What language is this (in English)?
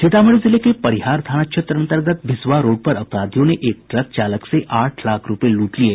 Hindi